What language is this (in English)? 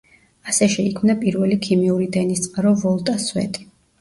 Georgian